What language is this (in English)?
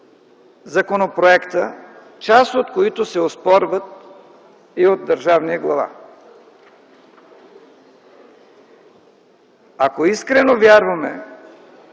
Bulgarian